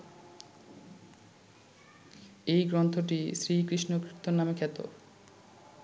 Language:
Bangla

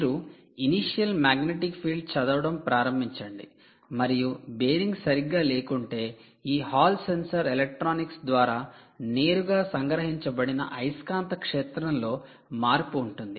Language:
Telugu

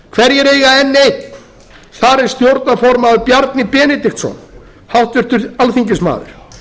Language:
Icelandic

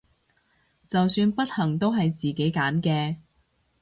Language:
Cantonese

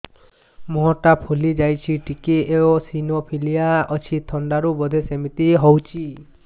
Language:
Odia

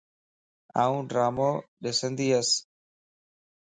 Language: Lasi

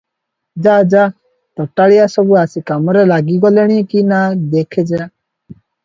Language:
Odia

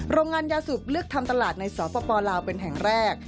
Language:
Thai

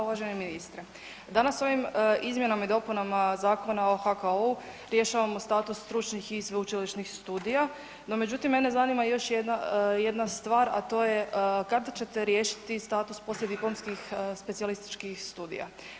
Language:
Croatian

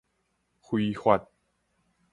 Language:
Min Nan Chinese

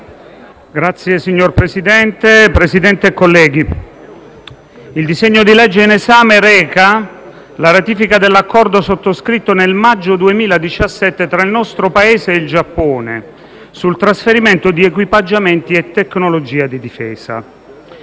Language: Italian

